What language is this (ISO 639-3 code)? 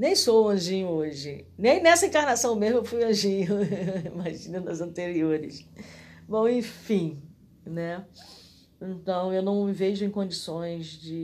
por